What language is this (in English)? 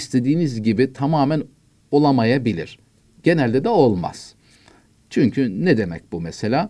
Turkish